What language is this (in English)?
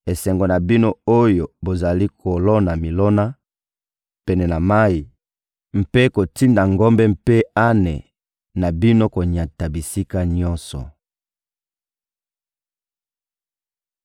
Lingala